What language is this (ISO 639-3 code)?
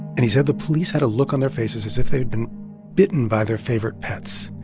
eng